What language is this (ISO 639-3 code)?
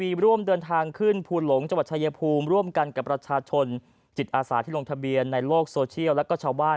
tha